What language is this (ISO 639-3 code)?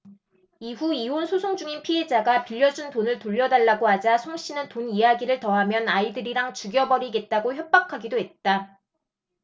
kor